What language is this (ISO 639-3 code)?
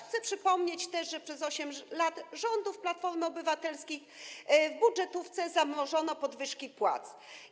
pol